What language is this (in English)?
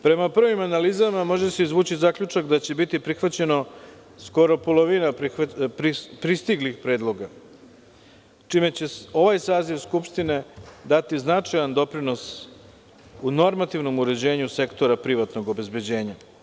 Serbian